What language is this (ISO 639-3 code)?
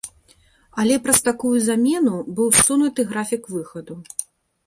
bel